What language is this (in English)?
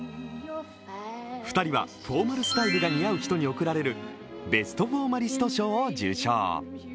Japanese